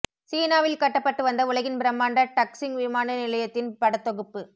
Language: Tamil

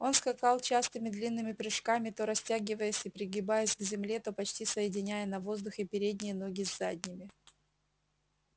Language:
Russian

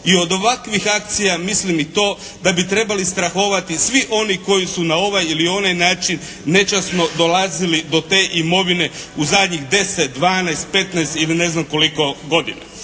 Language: Croatian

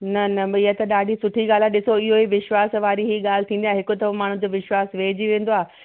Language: Sindhi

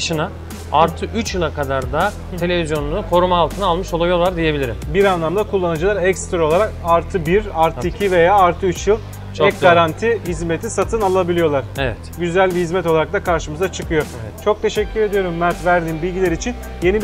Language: Turkish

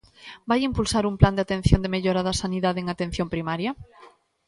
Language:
Galician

